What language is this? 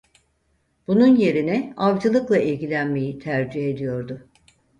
Turkish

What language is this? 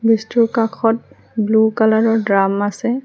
Assamese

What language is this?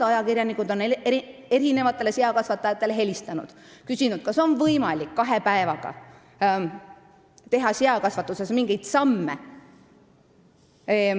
Estonian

